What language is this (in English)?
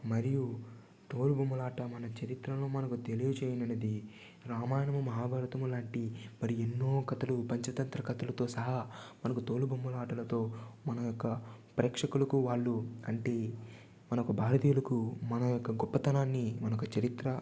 Telugu